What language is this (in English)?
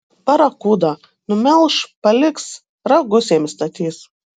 Lithuanian